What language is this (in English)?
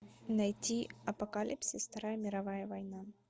Russian